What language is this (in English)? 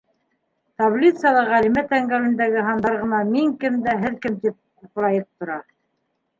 Bashkir